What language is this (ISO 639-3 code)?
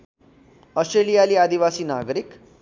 nep